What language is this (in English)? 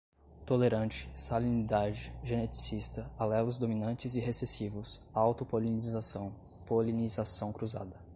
Portuguese